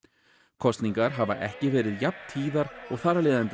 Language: Icelandic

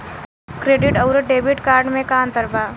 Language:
Bhojpuri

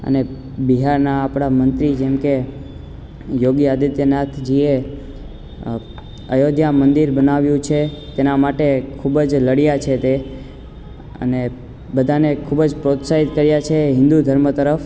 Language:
Gujarati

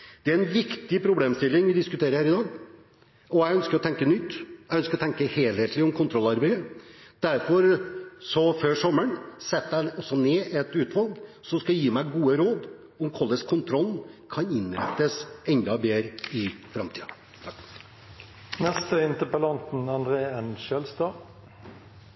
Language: Norwegian Bokmål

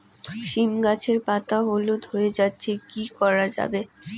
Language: Bangla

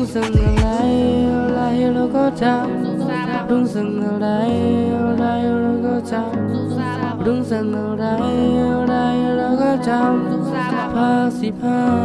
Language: Thai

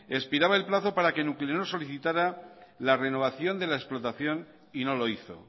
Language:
Spanish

